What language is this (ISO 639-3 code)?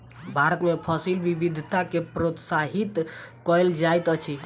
mai